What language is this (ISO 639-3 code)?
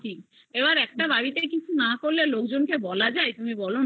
ben